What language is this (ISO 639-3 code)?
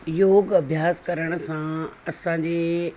snd